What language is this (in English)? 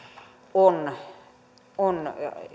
Finnish